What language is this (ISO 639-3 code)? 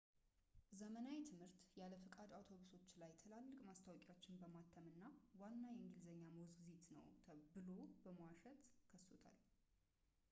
amh